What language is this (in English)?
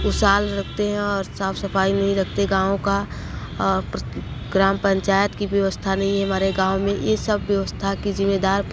Hindi